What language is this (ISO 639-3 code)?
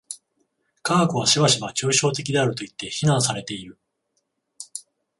jpn